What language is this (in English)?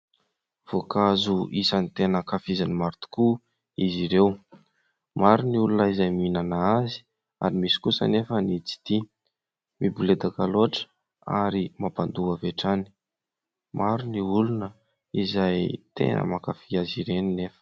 Malagasy